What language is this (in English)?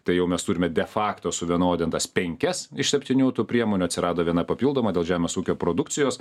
Lithuanian